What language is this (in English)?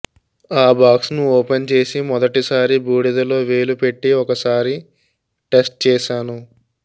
Telugu